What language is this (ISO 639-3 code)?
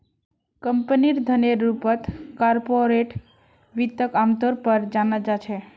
mag